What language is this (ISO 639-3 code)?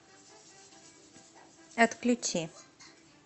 rus